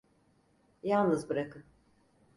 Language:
Turkish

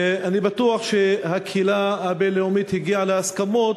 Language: Hebrew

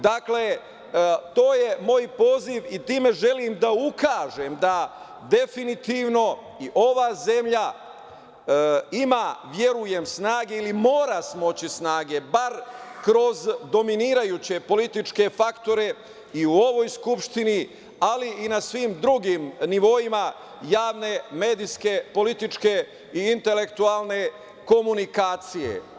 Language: Serbian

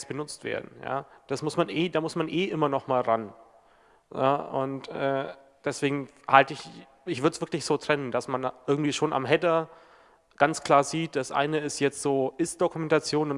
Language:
German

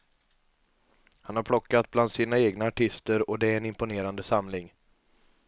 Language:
Swedish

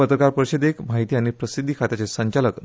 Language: Konkani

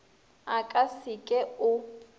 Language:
Northern Sotho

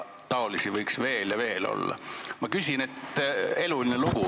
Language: Estonian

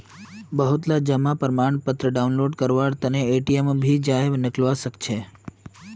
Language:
Magahi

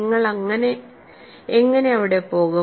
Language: Malayalam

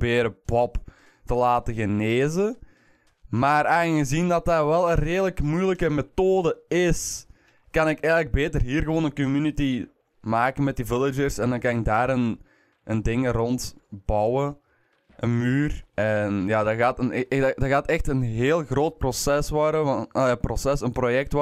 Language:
Dutch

